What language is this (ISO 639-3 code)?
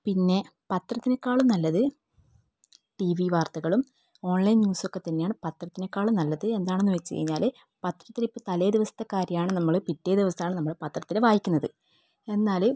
mal